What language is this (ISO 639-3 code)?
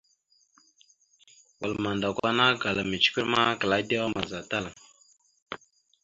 mxu